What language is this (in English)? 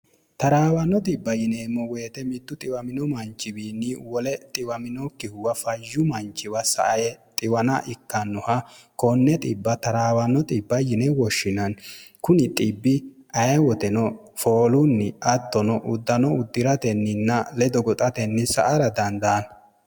Sidamo